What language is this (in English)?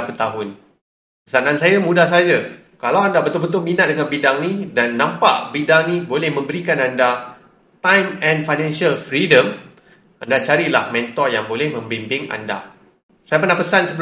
Malay